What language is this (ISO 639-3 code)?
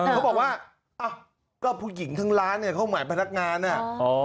tha